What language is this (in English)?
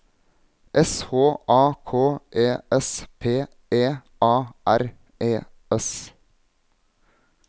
Norwegian